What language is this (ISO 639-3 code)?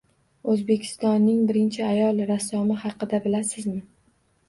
uzb